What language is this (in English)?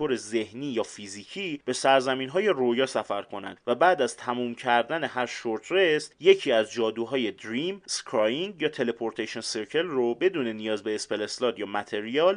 Persian